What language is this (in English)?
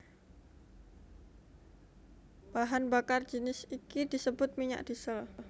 Javanese